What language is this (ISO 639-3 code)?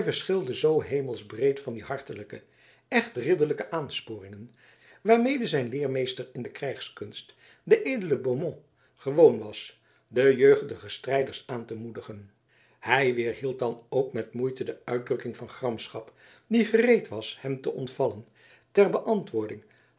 nld